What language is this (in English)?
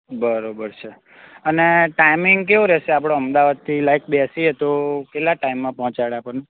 Gujarati